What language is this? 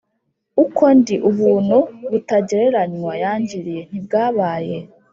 Kinyarwanda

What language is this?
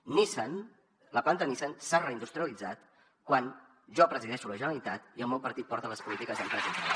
Catalan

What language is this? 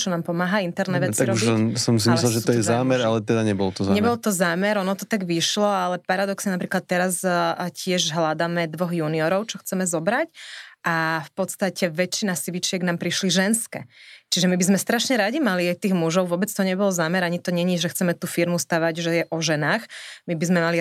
Slovak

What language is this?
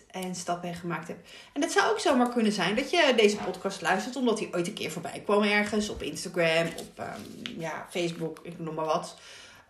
Dutch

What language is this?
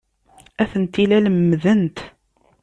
Kabyle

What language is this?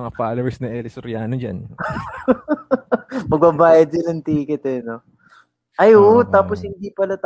Filipino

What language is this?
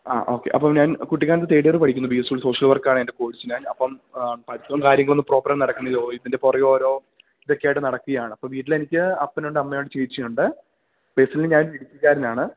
Malayalam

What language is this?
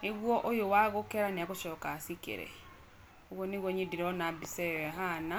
Kikuyu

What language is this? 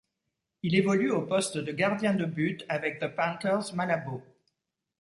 French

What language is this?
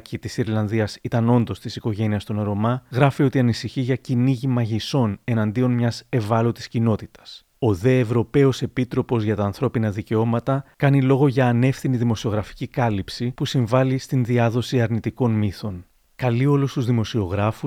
Greek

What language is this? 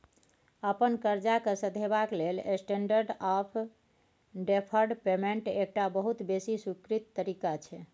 Maithili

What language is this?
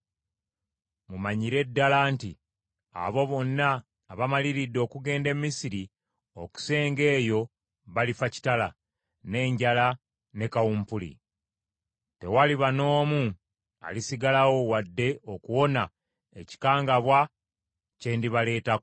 Ganda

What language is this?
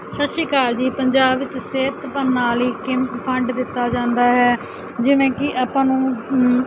Punjabi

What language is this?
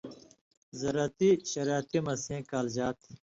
Indus Kohistani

